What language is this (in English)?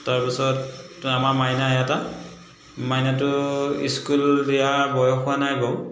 Assamese